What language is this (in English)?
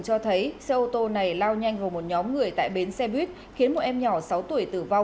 Vietnamese